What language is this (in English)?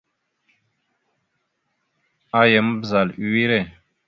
Mada (Cameroon)